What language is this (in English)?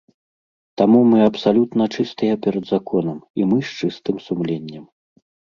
Belarusian